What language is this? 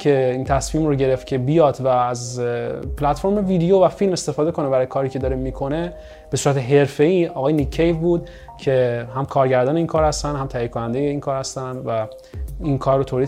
Persian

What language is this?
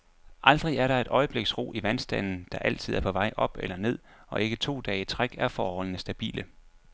Danish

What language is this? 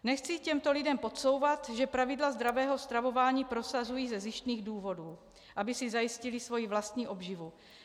Czech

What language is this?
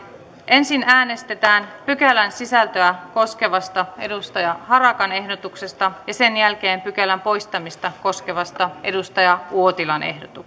Finnish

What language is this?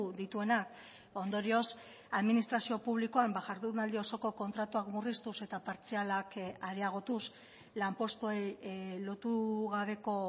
Basque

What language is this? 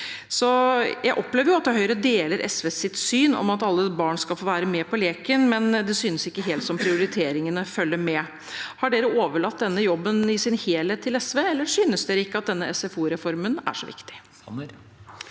Norwegian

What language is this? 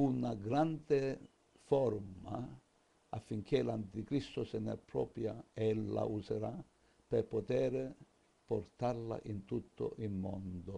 Italian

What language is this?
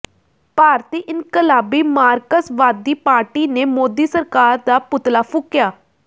Punjabi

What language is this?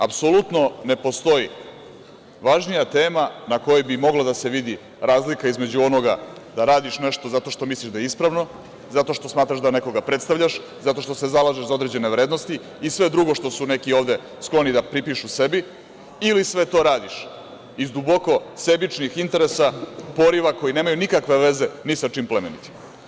Serbian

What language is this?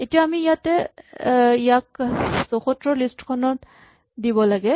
Assamese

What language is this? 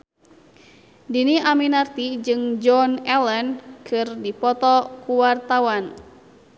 Sundanese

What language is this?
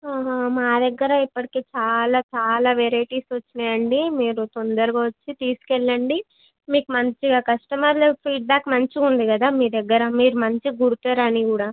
Telugu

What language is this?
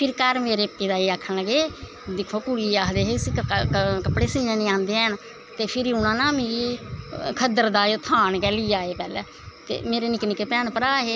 Dogri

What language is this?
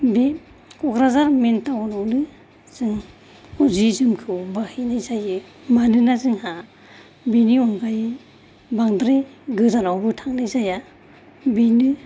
Bodo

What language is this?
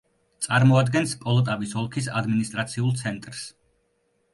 Georgian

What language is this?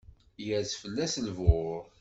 Kabyle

